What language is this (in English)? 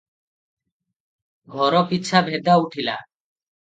Odia